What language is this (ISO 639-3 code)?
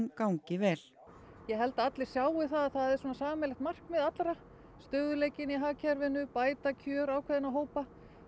isl